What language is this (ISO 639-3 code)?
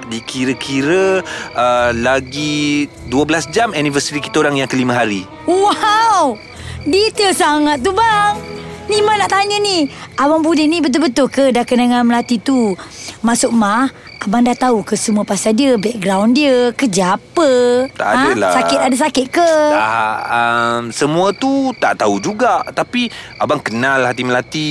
msa